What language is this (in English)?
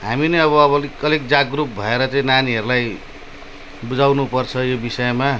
Nepali